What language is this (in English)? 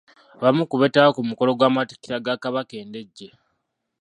Ganda